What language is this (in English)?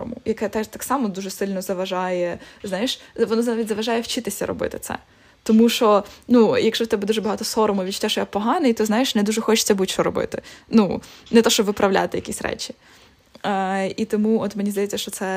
Ukrainian